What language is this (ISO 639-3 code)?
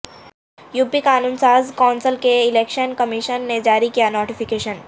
urd